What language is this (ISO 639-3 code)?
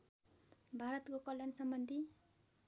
nep